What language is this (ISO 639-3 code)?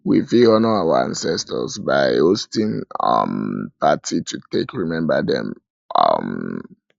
pcm